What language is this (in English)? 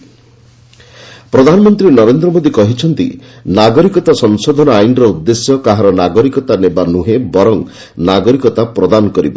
Odia